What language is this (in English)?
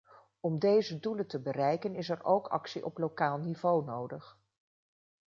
Dutch